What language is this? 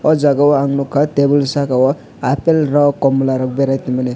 Kok Borok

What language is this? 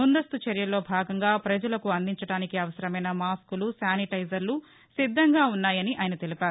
Telugu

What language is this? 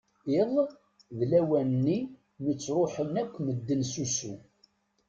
Kabyle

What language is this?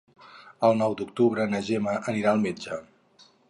Catalan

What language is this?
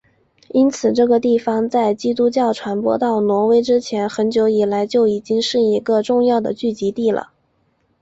Chinese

